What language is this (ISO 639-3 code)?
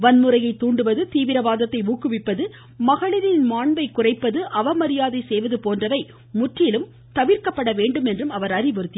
tam